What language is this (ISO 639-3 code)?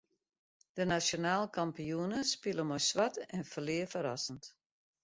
fry